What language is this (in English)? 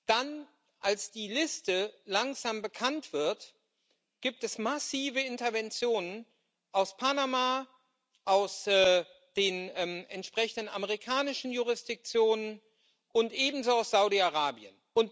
German